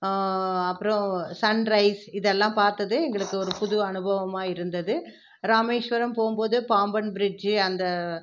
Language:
Tamil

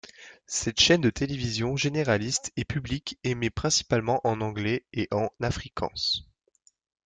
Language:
French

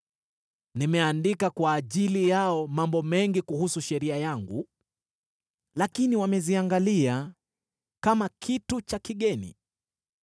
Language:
Swahili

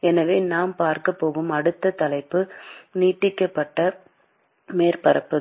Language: Tamil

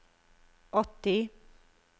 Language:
Norwegian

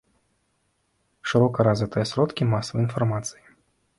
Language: Belarusian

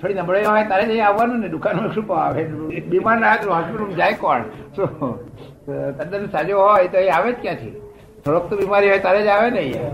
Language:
Gujarati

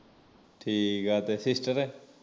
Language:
Punjabi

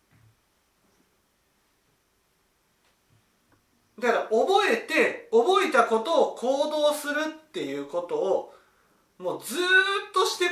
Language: Japanese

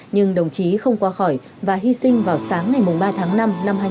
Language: Vietnamese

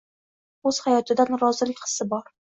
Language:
Uzbek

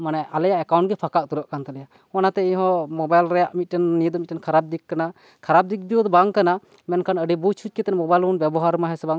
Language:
Santali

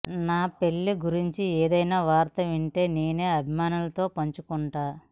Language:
Telugu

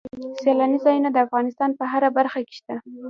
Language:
Pashto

